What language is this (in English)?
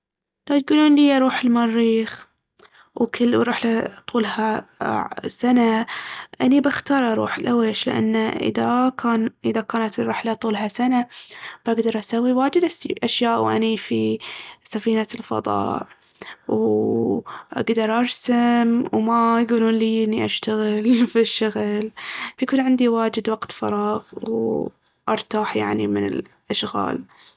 Baharna Arabic